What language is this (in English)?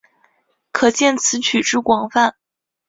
Chinese